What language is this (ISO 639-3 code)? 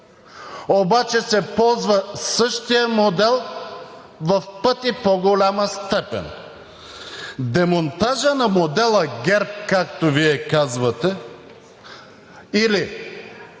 bul